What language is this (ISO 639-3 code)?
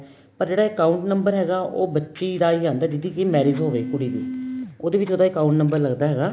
pan